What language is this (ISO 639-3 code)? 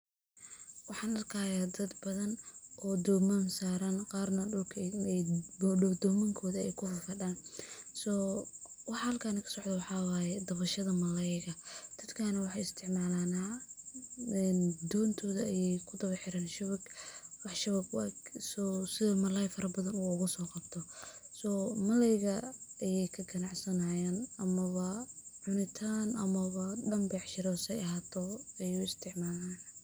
som